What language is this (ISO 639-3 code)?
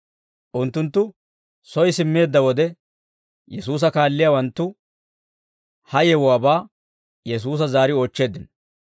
dwr